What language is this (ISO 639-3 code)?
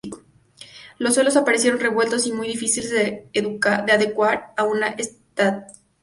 spa